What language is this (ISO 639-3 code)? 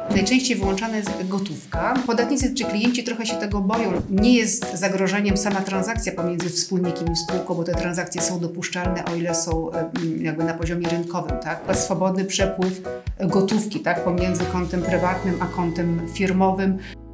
pol